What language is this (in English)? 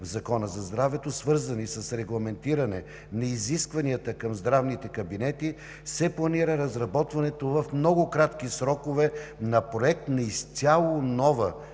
Bulgarian